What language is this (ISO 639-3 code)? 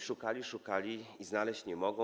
pol